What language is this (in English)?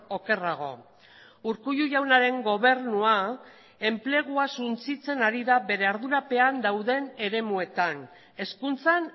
Basque